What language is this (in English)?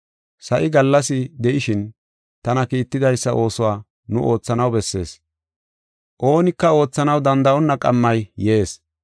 Gofa